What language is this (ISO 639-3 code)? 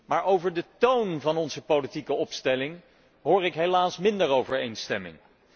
nld